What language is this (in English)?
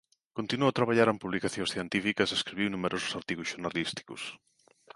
Galician